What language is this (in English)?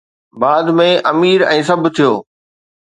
Sindhi